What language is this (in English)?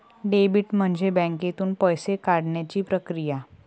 Marathi